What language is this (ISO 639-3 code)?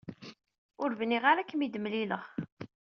kab